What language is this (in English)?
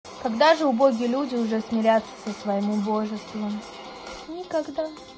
Russian